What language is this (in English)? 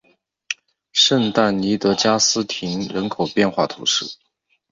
Chinese